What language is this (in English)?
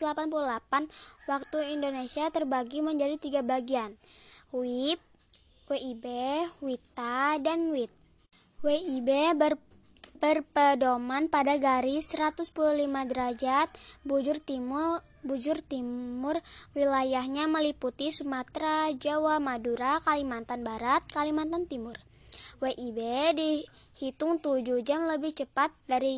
Indonesian